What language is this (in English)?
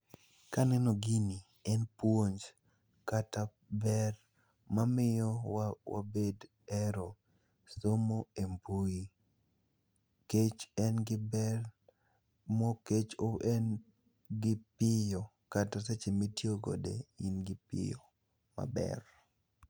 Luo (Kenya and Tanzania)